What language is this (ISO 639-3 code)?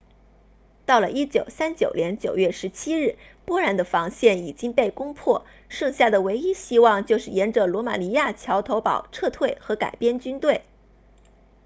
zho